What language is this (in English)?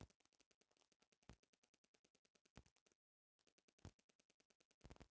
Bhojpuri